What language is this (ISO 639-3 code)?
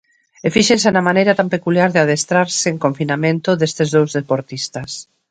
glg